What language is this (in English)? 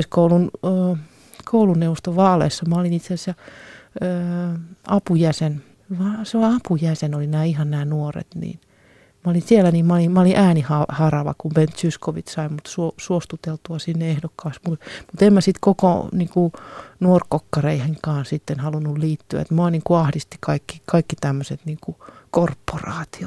Finnish